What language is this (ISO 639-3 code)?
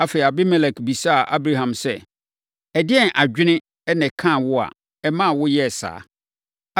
aka